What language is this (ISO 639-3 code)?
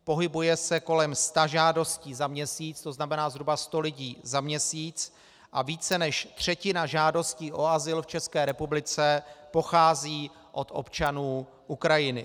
ces